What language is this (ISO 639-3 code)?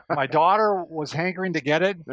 eng